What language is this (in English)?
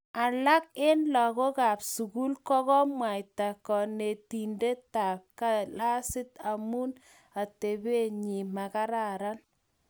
Kalenjin